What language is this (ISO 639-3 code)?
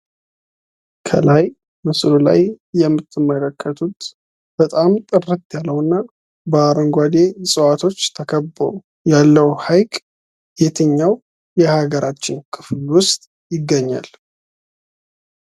amh